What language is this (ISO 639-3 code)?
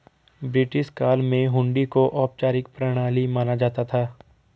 hin